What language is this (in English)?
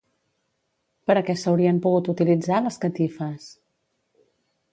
Catalan